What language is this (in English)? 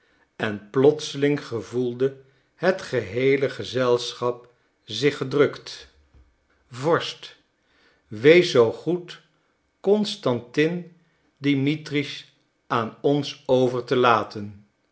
Dutch